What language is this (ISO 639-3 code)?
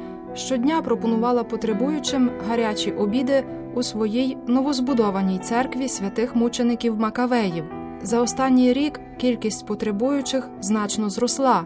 ukr